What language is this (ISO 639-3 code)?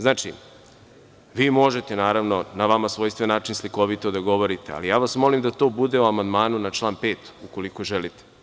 srp